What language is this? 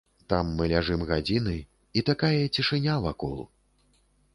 Belarusian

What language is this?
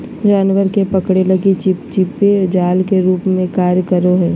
Magahi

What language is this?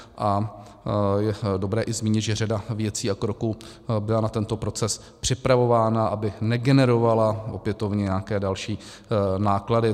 Czech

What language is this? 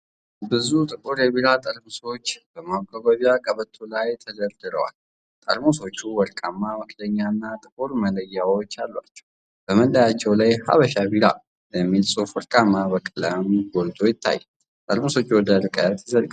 Amharic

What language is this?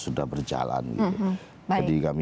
Indonesian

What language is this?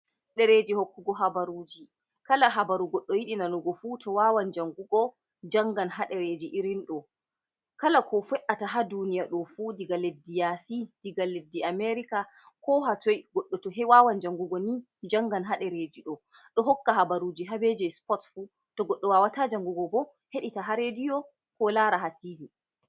Fula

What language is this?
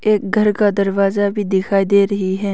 Hindi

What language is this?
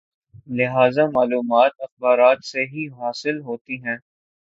Urdu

